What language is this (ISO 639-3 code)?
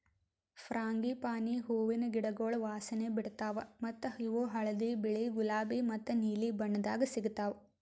kan